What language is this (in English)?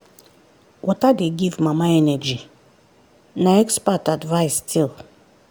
Nigerian Pidgin